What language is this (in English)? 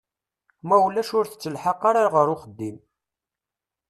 Kabyle